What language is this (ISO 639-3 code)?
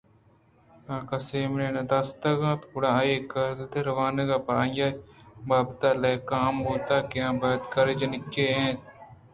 bgp